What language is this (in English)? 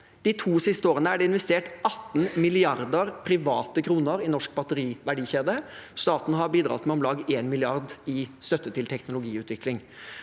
Norwegian